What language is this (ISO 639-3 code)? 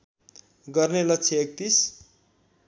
nep